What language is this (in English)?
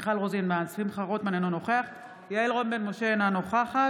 Hebrew